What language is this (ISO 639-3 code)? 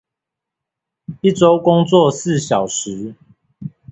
zho